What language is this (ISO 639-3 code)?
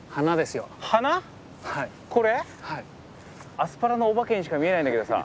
jpn